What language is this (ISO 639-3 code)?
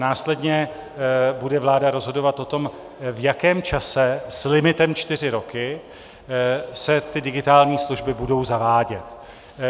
ces